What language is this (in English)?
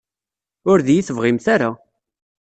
Kabyle